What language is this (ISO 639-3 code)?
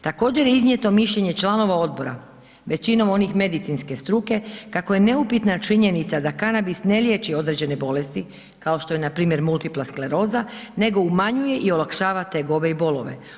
hrv